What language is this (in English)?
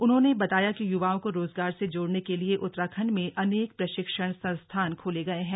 Hindi